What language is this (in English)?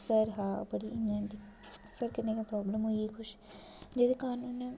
Dogri